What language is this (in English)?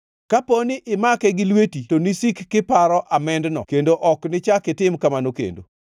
Luo (Kenya and Tanzania)